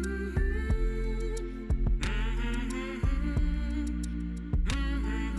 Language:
Indonesian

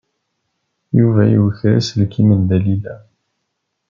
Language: Kabyle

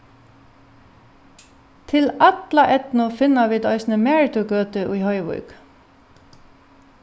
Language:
Faroese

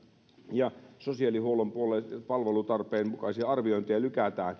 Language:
Finnish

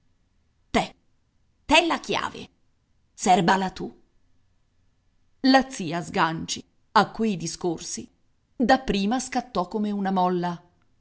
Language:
Italian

